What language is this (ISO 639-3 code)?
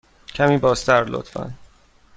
fas